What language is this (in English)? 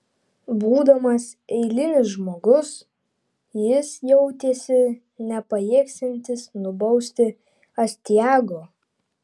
Lithuanian